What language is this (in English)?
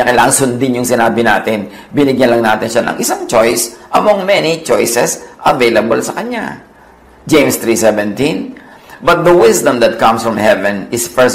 Filipino